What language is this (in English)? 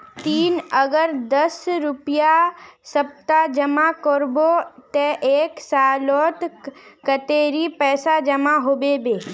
Magahi